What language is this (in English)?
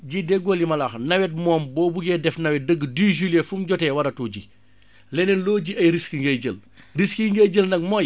Wolof